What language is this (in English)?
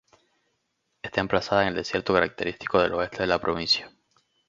Spanish